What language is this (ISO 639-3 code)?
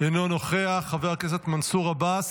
heb